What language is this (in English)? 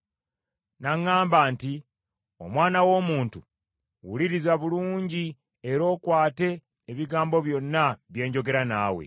Ganda